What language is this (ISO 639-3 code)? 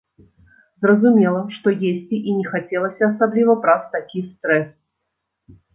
bel